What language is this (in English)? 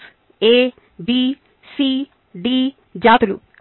Telugu